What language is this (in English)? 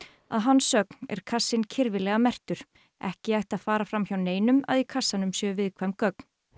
Icelandic